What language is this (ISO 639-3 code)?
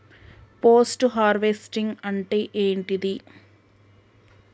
tel